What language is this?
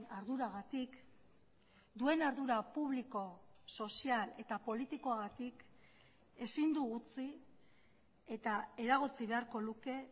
Basque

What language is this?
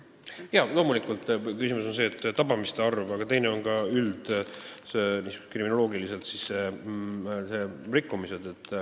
Estonian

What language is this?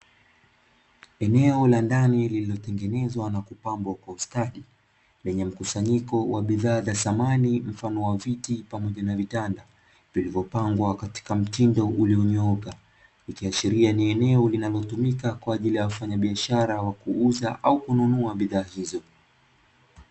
Swahili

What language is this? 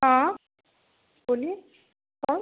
Hindi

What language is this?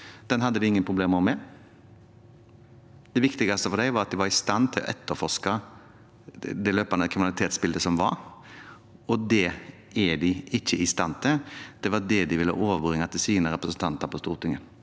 Norwegian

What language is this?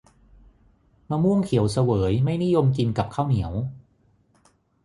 Thai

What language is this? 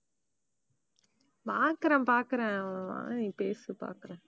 Tamil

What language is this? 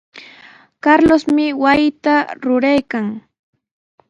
Sihuas Ancash Quechua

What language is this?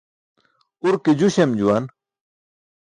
Burushaski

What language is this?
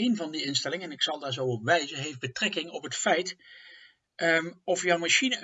Dutch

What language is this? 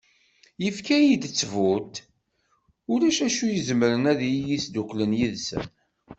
Kabyle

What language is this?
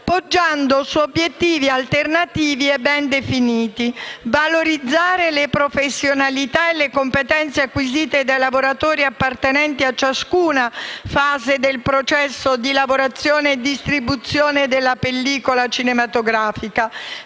Italian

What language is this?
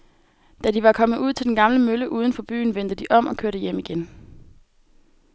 Danish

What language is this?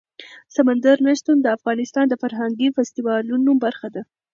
Pashto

